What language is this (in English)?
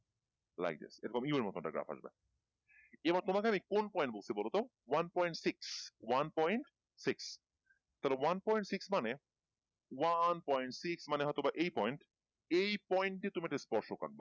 Bangla